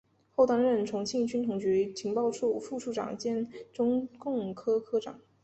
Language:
Chinese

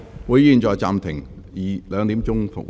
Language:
Cantonese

